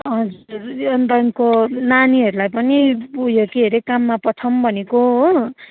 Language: Nepali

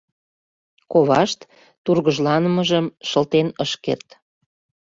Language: Mari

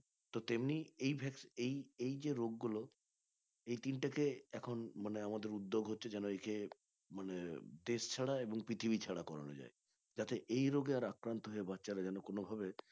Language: Bangla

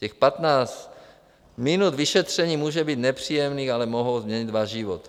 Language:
Czech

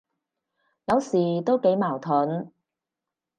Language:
Cantonese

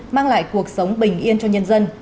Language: Vietnamese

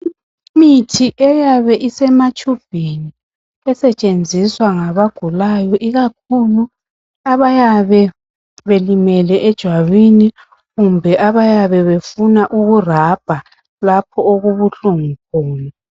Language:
North Ndebele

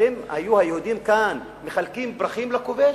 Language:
Hebrew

